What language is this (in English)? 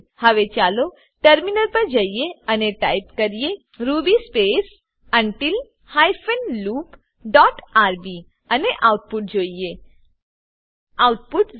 Gujarati